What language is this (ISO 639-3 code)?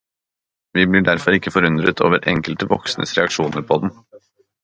nob